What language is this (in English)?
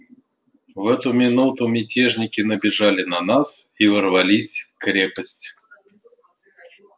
Russian